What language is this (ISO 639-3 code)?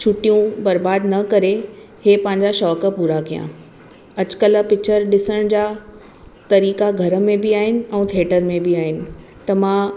snd